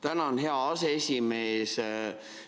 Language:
Estonian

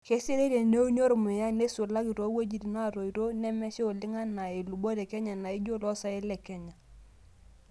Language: Masai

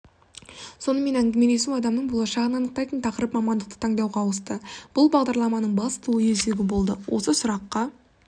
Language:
Kazakh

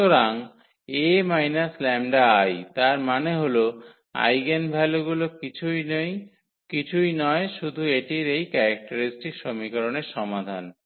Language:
Bangla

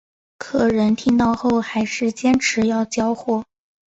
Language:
Chinese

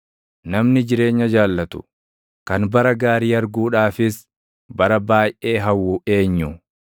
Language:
Oromo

